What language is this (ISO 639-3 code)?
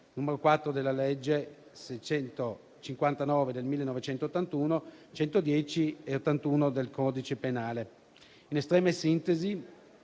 ita